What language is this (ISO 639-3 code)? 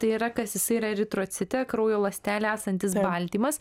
lit